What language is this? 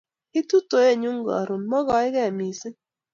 Kalenjin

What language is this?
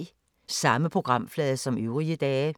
Danish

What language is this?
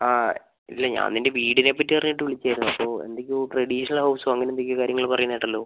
Malayalam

